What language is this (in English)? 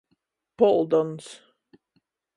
Latgalian